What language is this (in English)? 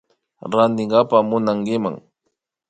Imbabura Highland Quichua